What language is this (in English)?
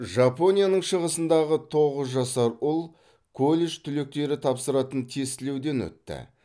Kazakh